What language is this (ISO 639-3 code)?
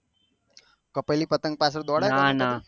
guj